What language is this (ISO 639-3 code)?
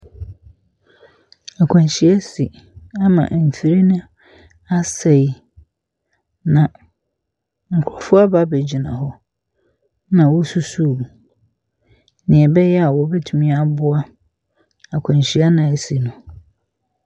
aka